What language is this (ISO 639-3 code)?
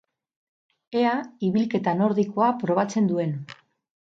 eus